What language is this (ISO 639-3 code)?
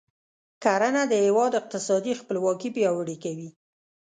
pus